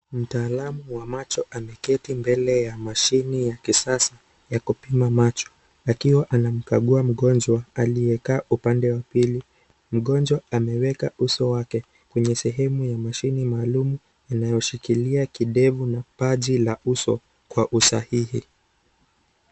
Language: Swahili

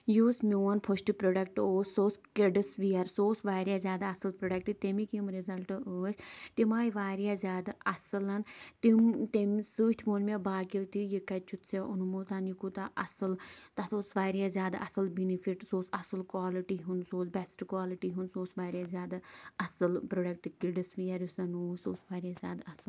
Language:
Kashmiri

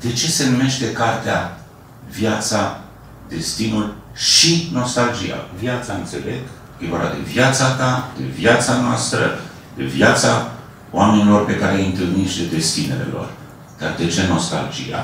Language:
Romanian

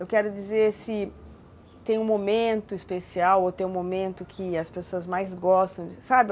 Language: Portuguese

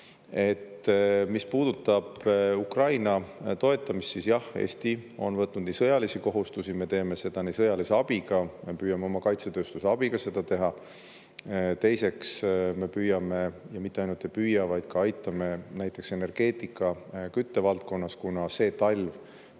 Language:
Estonian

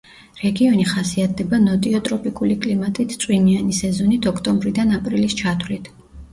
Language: Georgian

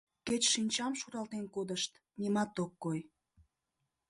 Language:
Mari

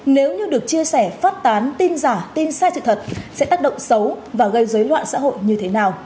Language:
Vietnamese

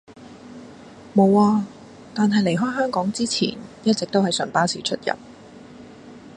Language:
Cantonese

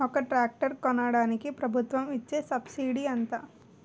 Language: Telugu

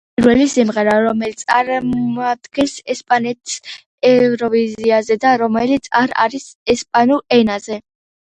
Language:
Georgian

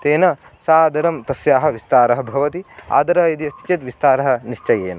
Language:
Sanskrit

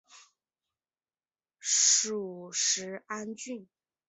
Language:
Chinese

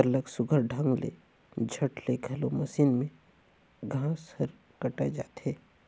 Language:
Chhattisgarhi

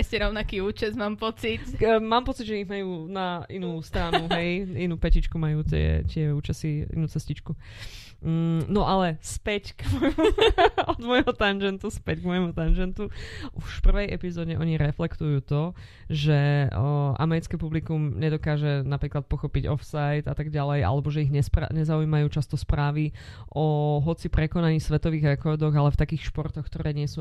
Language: Slovak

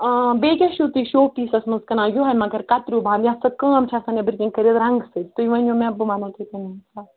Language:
Kashmiri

